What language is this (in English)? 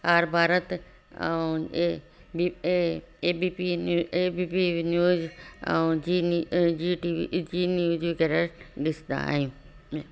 Sindhi